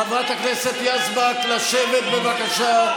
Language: Hebrew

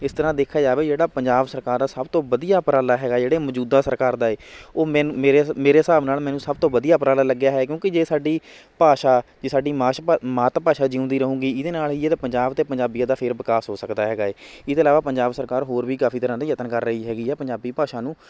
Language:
Punjabi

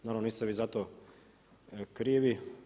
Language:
Croatian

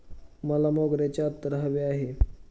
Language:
Marathi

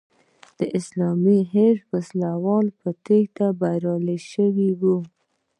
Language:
Pashto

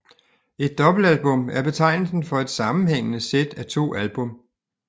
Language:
Danish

